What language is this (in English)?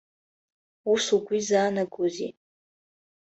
Abkhazian